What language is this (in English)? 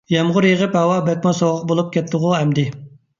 Uyghur